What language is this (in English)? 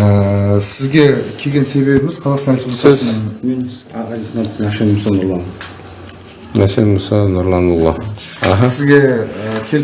Turkish